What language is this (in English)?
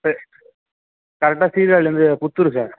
Tamil